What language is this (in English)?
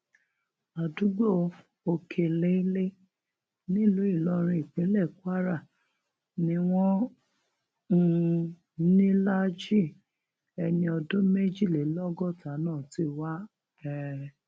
Yoruba